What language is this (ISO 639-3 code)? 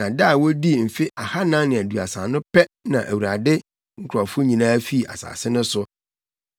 aka